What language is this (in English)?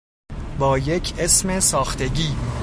Persian